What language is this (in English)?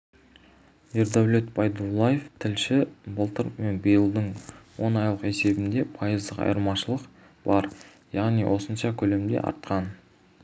Kazakh